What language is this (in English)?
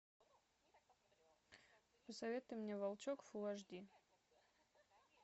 Russian